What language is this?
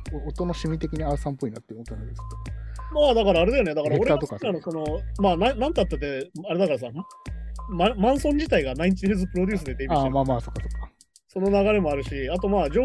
Japanese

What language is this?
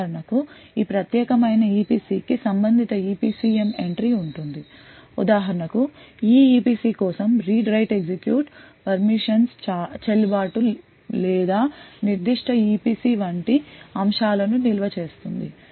Telugu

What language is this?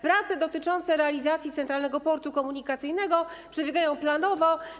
Polish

